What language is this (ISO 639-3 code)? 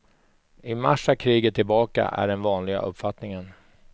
swe